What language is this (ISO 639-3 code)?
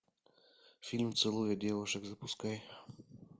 rus